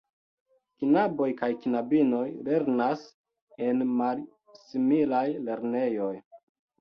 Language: Esperanto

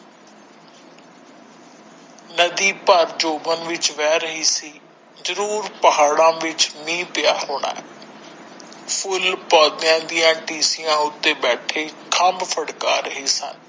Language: Punjabi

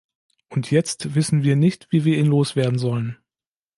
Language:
German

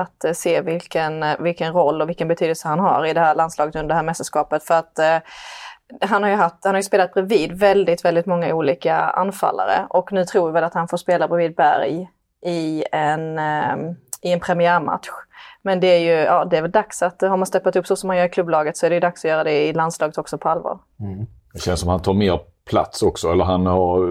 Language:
Swedish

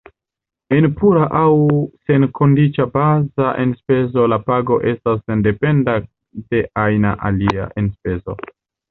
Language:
Esperanto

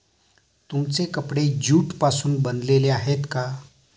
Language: Marathi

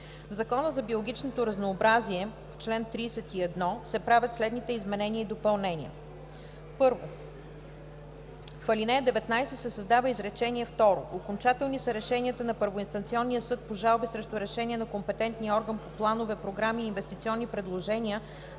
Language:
Bulgarian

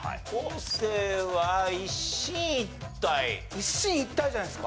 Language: Japanese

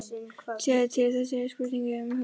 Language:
Icelandic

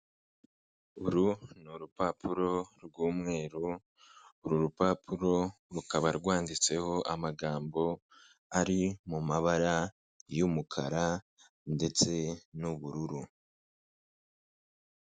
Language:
Kinyarwanda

